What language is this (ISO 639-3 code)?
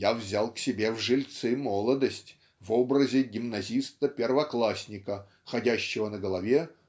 rus